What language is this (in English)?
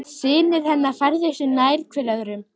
Icelandic